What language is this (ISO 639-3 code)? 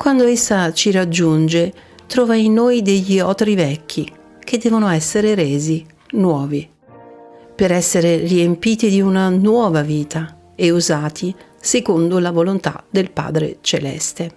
ita